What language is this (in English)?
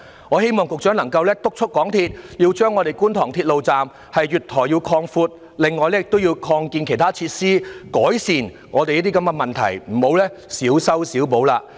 Cantonese